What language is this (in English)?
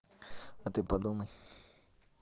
Russian